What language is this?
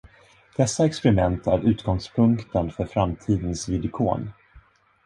Swedish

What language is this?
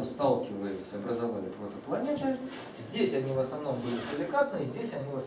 Russian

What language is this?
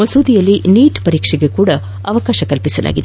Kannada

